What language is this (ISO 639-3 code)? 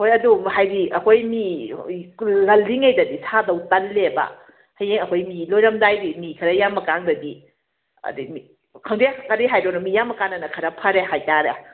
mni